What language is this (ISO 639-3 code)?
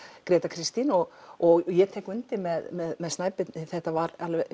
isl